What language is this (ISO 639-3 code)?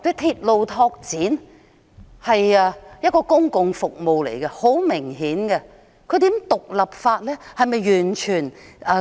yue